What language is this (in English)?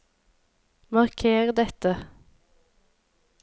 Norwegian